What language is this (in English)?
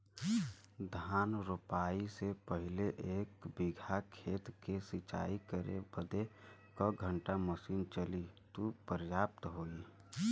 Bhojpuri